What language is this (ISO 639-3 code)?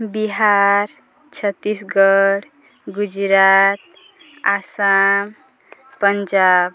ori